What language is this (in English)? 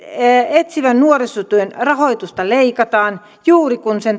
Finnish